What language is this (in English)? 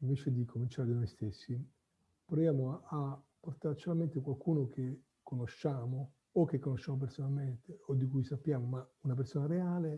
Italian